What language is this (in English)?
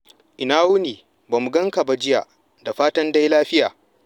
Hausa